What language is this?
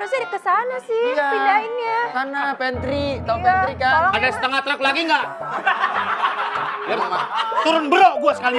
Indonesian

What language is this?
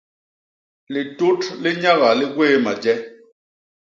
Basaa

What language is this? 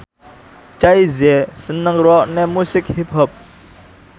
Javanese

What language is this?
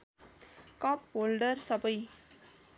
Nepali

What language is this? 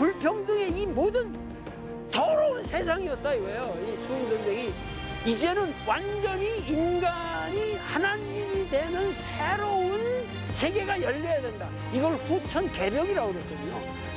Korean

